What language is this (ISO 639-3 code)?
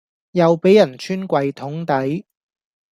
yue